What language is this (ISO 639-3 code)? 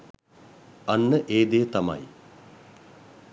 sin